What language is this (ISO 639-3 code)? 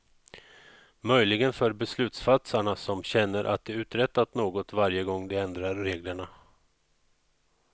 swe